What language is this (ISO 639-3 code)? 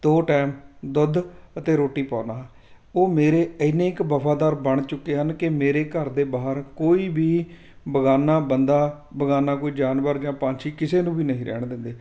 pan